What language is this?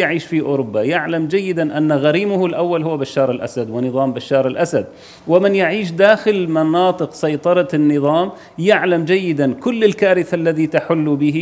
Arabic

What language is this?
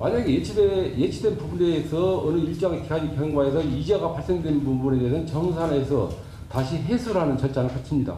Korean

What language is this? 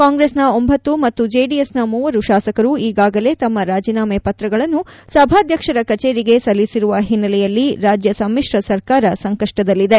Kannada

